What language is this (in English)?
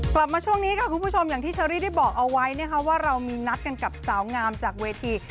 Thai